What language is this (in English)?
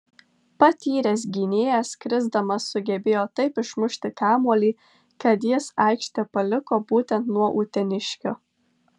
Lithuanian